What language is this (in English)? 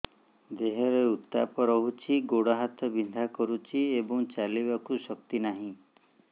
Odia